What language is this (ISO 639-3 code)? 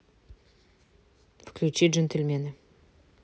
rus